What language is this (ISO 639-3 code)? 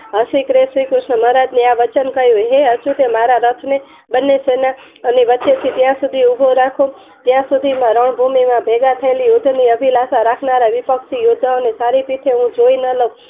guj